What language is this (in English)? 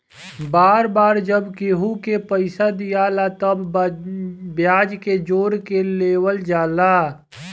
Bhojpuri